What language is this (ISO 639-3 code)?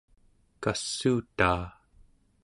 esu